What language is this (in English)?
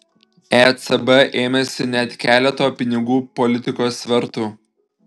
Lithuanian